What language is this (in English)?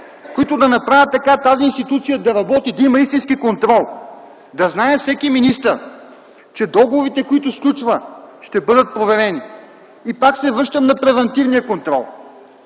Bulgarian